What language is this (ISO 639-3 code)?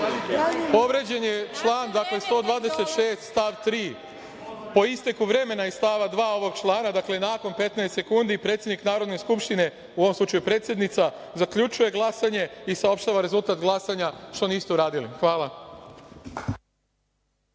srp